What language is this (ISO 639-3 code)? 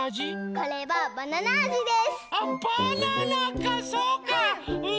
jpn